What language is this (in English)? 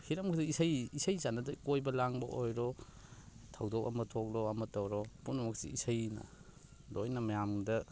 Manipuri